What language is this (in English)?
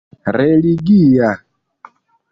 Esperanto